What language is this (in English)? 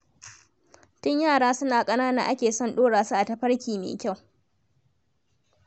Hausa